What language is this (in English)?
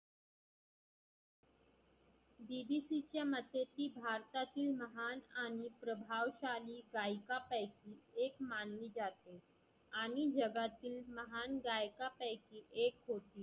Marathi